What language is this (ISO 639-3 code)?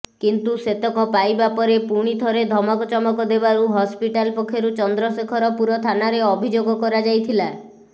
ori